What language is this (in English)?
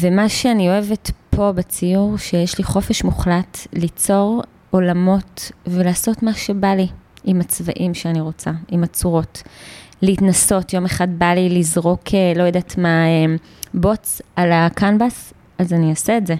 Hebrew